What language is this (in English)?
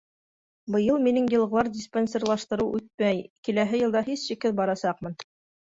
Bashkir